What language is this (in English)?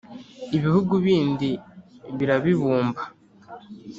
Kinyarwanda